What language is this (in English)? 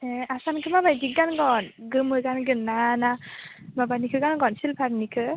Bodo